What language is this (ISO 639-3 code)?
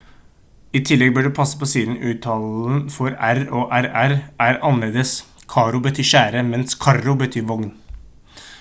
nob